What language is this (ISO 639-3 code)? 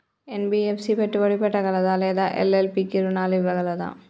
tel